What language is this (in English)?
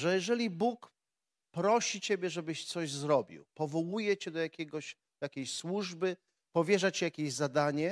Polish